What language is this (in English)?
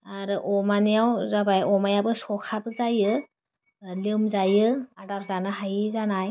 Bodo